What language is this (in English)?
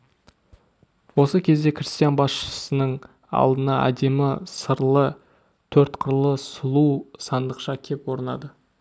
Kazakh